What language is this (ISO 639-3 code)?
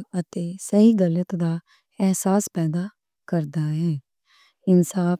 lah